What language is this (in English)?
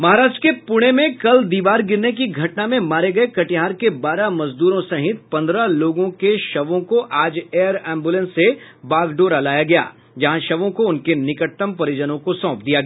Hindi